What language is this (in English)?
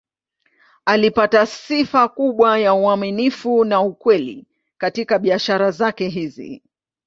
Swahili